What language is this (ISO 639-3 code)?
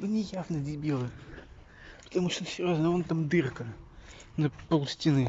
rus